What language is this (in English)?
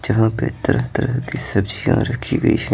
Hindi